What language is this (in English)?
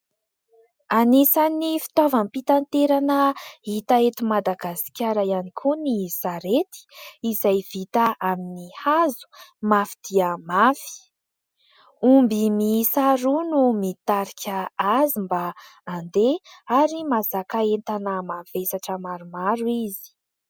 Malagasy